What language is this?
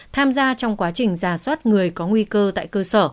Vietnamese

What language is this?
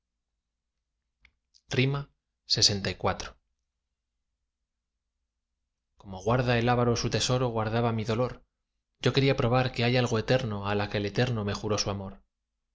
Spanish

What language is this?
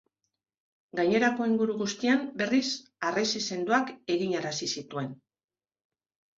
Basque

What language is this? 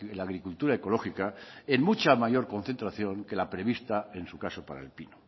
Spanish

